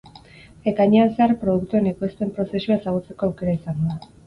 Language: Basque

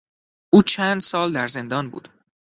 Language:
Persian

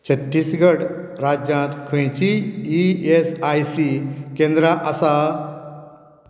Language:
Konkani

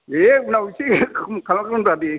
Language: Bodo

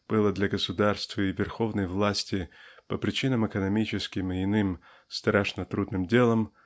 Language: Russian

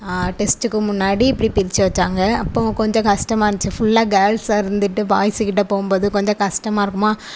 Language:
Tamil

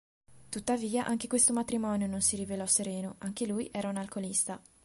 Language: Italian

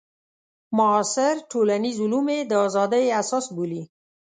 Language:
Pashto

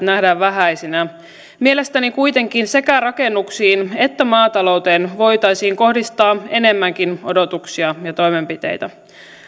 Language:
Finnish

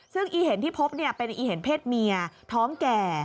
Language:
Thai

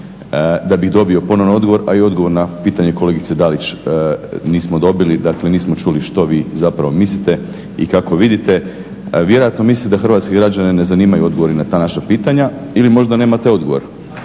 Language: Croatian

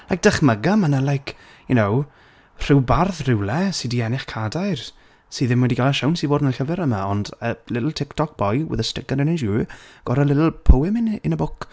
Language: Welsh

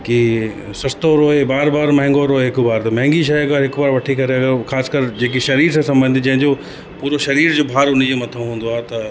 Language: Sindhi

